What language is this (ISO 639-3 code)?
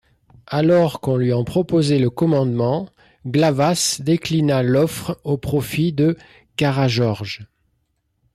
fra